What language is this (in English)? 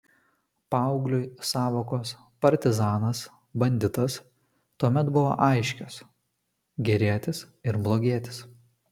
Lithuanian